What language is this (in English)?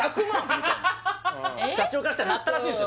Japanese